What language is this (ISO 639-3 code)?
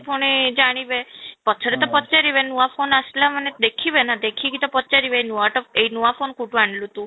ori